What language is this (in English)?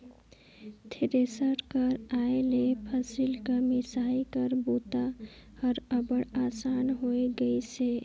Chhattisgarhi